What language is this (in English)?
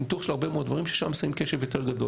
Hebrew